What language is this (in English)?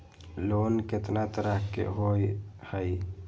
Magahi